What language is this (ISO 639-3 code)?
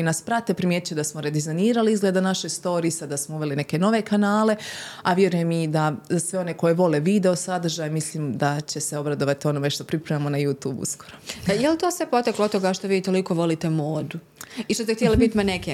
hrv